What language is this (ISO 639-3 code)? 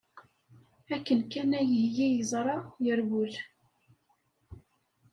kab